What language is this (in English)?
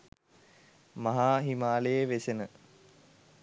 Sinhala